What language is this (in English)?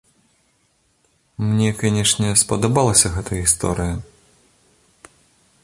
Belarusian